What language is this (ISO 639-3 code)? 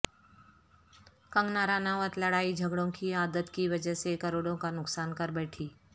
urd